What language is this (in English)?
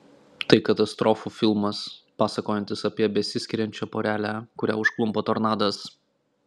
Lithuanian